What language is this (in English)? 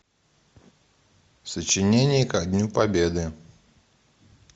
Russian